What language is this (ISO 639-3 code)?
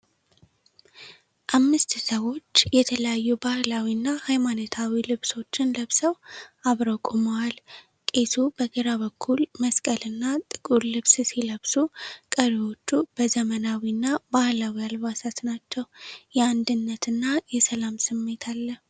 amh